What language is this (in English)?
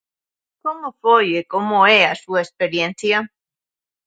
Galician